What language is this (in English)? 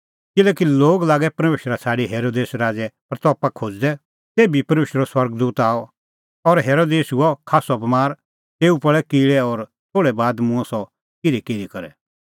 Kullu Pahari